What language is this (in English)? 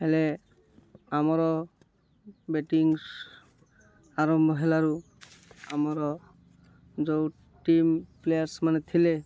Odia